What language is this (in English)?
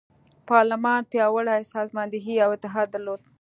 Pashto